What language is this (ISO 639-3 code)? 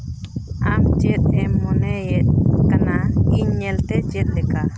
sat